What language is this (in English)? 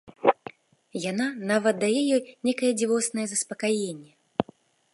Belarusian